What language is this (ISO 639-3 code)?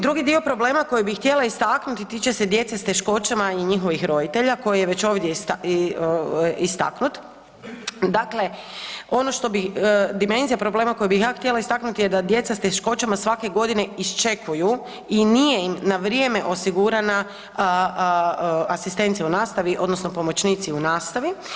hrv